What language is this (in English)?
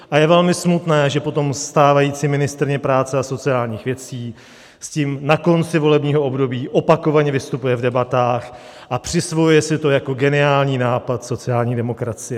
Czech